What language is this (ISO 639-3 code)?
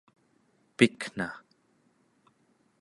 esu